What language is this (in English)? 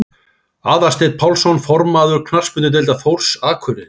Icelandic